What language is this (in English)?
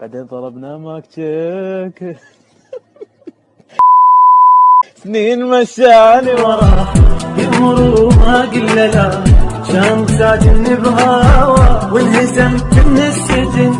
Arabic